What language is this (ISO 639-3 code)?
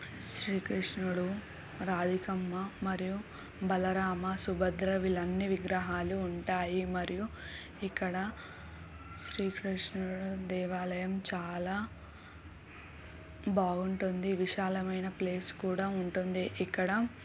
tel